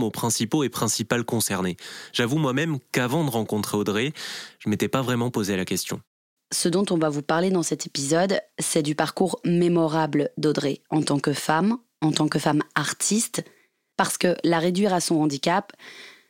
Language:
French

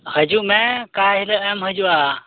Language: Santali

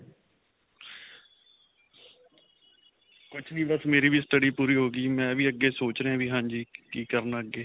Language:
Punjabi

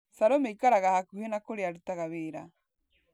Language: Kikuyu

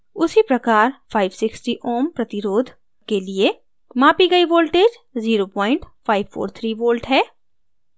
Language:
Hindi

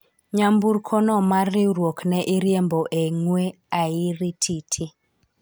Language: Luo (Kenya and Tanzania)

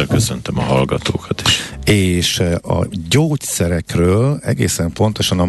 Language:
Hungarian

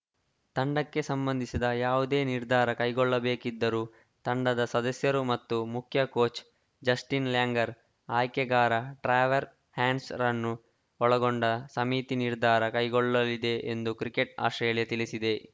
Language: Kannada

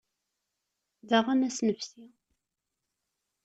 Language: Kabyle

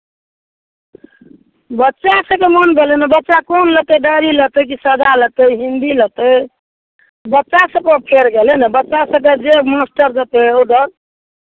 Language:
Maithili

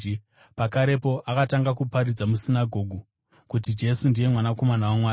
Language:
Shona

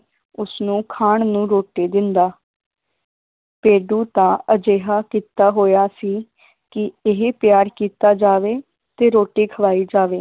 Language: Punjabi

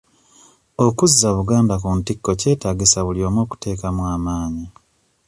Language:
Ganda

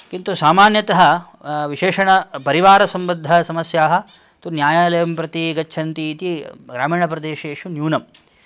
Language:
Sanskrit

